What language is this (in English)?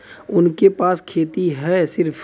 Bhojpuri